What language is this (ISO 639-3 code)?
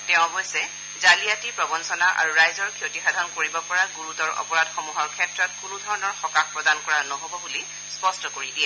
asm